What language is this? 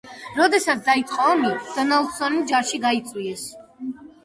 Georgian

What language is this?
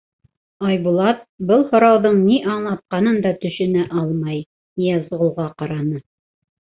Bashkir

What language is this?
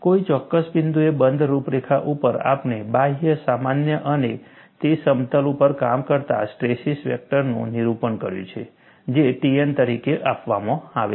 Gujarati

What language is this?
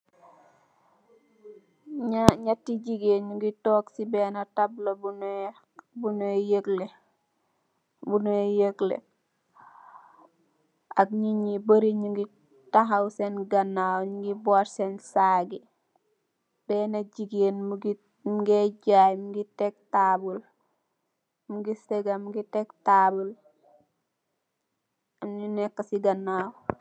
Wolof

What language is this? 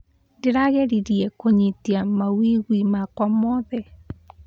Kikuyu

